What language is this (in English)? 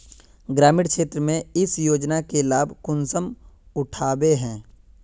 Magahi